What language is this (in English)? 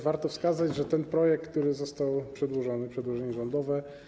Polish